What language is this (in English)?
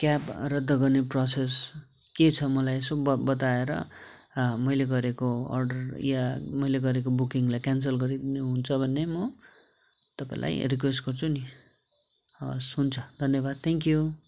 Nepali